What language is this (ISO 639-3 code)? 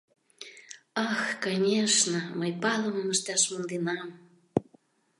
chm